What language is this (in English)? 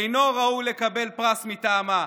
Hebrew